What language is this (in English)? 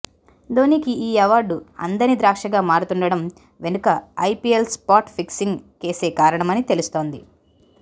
Telugu